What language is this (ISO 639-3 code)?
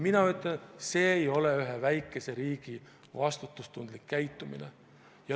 est